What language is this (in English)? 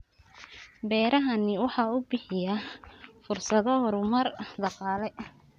Somali